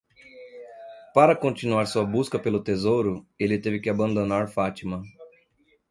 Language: Portuguese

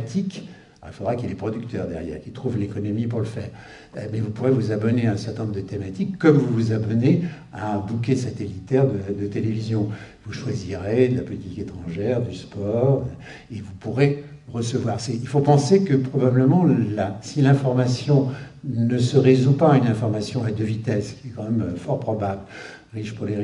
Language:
French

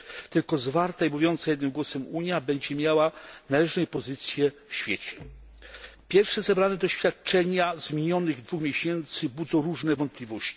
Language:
Polish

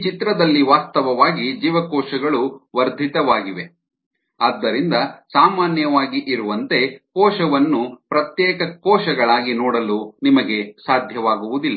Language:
Kannada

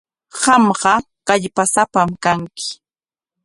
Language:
Corongo Ancash Quechua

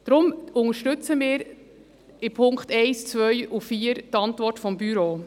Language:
Swiss German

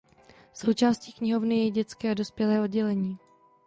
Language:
Czech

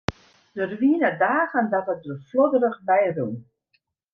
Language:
Western Frisian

